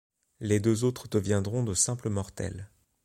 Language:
French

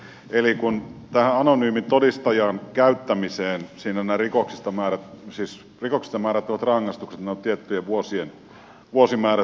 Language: Finnish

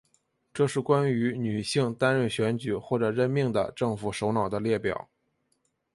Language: Chinese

